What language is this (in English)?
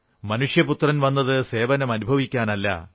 Malayalam